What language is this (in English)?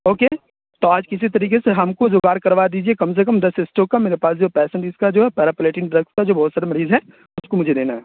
Urdu